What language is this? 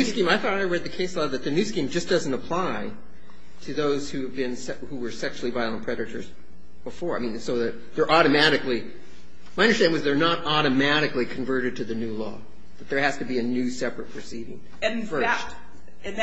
English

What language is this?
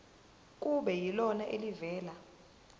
Zulu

